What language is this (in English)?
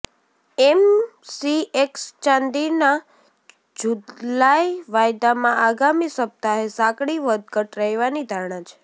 Gujarati